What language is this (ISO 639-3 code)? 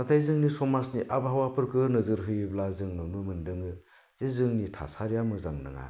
brx